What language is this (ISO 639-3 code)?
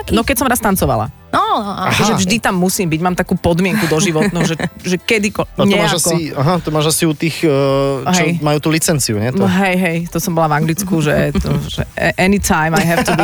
slk